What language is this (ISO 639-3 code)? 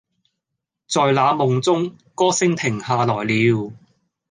yue